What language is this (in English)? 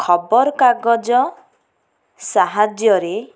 Odia